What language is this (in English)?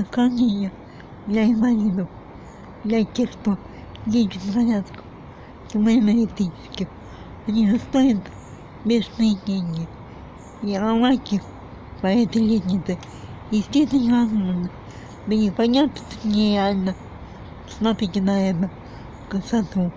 Russian